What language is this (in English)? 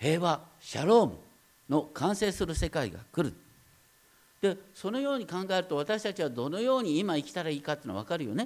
Japanese